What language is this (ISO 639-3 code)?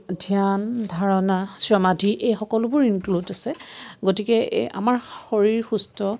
asm